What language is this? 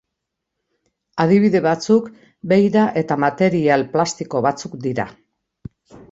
Basque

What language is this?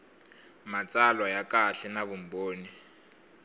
Tsonga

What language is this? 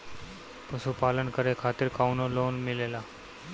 Bhojpuri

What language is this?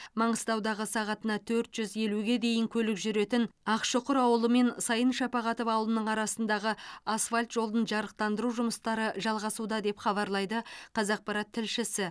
Kazakh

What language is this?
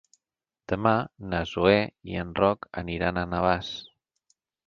Catalan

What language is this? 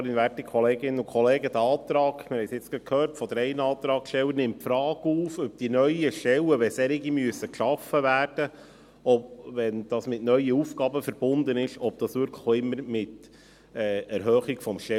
Swiss German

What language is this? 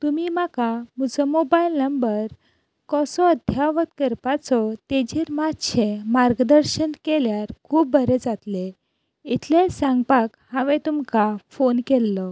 Konkani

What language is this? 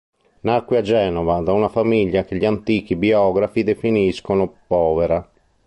Italian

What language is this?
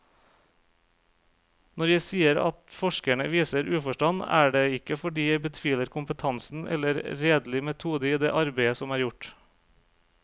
Norwegian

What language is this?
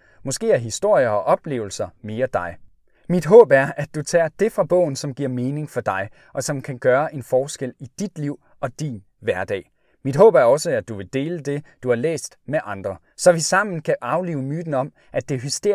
Danish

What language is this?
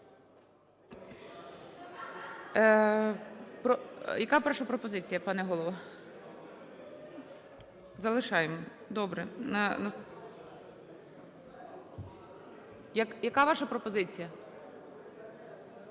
Ukrainian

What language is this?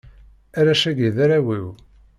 Kabyle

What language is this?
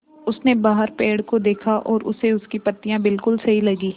Hindi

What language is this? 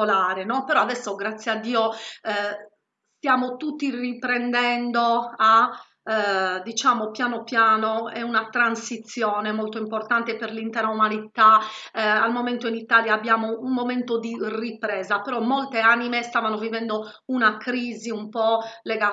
Italian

